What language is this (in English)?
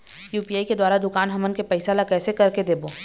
Chhattisgarhi